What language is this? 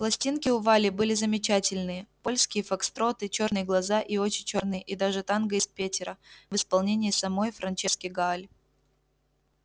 Russian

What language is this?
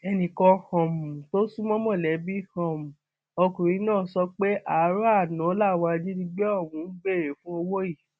Yoruba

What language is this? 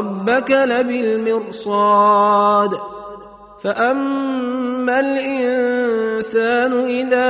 Arabic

